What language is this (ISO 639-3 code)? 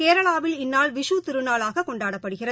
tam